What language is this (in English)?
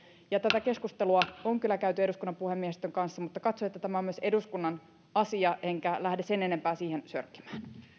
Finnish